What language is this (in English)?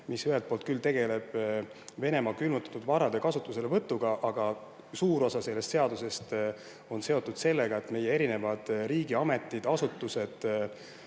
Estonian